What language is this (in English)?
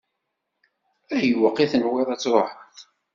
Kabyle